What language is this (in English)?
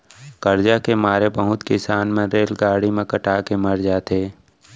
Chhattisgarhi